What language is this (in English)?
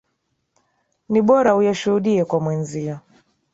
Swahili